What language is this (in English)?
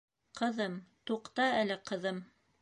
Bashkir